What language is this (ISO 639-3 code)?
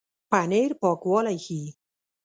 pus